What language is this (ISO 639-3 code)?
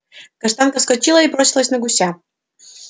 rus